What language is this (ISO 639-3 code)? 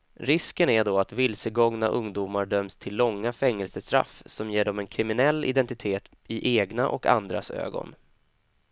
swe